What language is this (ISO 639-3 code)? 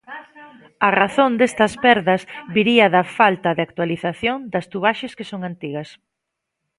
glg